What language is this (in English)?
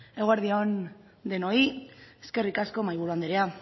Basque